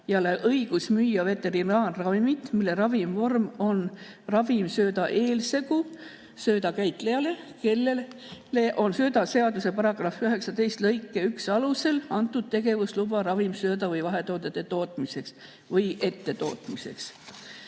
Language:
Estonian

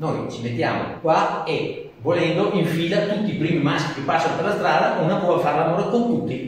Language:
Italian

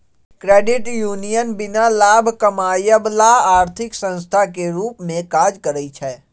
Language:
Magahi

